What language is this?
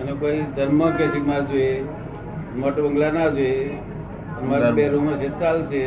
Gujarati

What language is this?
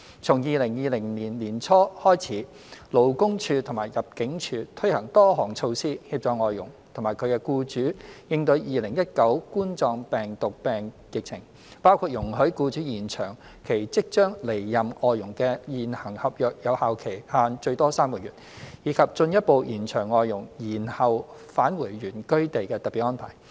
Cantonese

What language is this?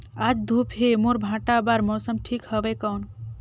Chhattisgarhi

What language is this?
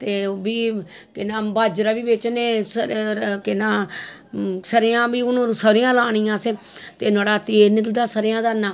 Dogri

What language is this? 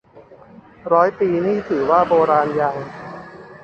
Thai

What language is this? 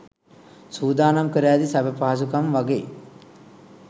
Sinhala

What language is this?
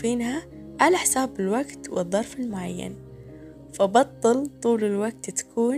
Arabic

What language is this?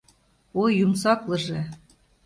Mari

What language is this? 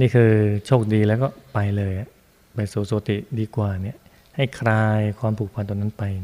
Thai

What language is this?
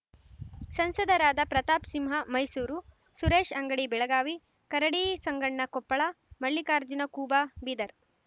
Kannada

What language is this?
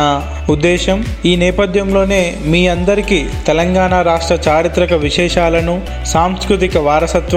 Telugu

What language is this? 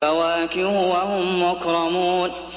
Arabic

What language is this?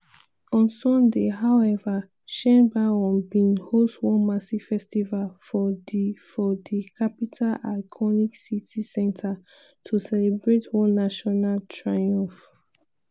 Nigerian Pidgin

